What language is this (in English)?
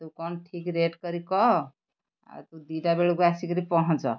Odia